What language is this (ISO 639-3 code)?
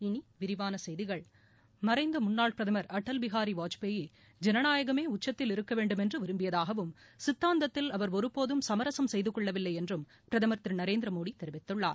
tam